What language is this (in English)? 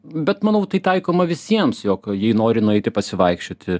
Lithuanian